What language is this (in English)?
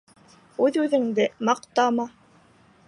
Bashkir